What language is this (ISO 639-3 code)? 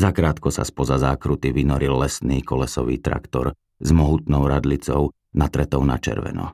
slk